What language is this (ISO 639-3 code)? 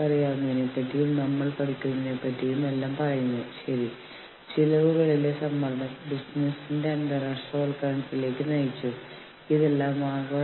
mal